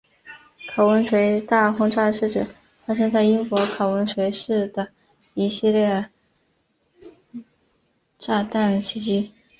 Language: Chinese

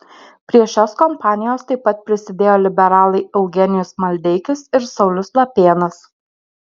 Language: Lithuanian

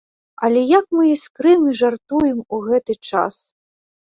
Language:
Belarusian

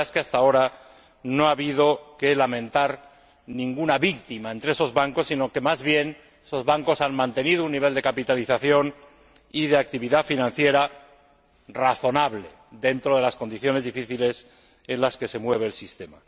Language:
Spanish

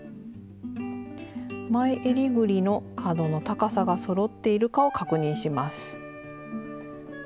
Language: Japanese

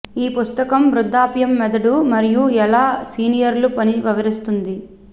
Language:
Telugu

